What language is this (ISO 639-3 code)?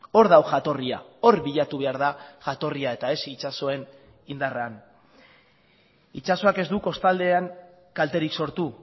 eus